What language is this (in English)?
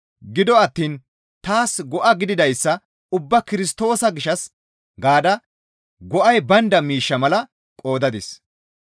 Gamo